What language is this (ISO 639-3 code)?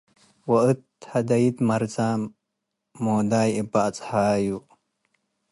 tig